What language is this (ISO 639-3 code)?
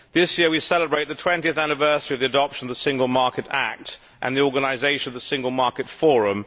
eng